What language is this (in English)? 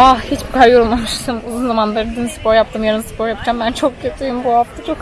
Turkish